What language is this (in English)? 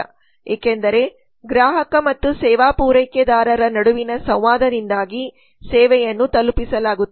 Kannada